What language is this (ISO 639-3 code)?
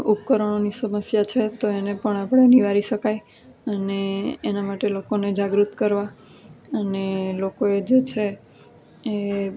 guj